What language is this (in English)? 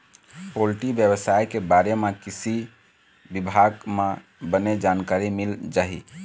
Chhattisgarhi